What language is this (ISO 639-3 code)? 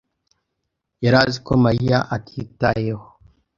kin